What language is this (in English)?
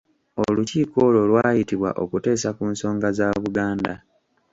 Ganda